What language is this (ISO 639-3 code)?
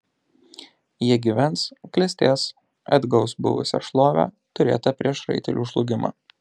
lit